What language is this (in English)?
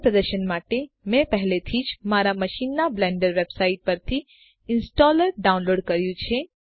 Gujarati